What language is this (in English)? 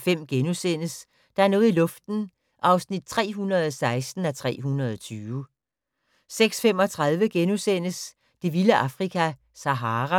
Danish